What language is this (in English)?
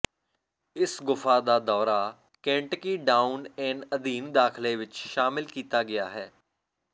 Punjabi